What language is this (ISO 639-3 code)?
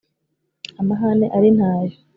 kin